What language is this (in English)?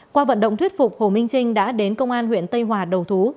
Vietnamese